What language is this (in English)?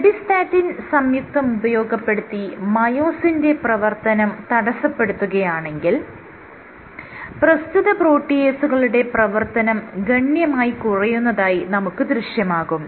Malayalam